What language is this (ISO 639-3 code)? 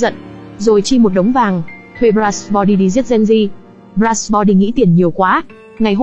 vie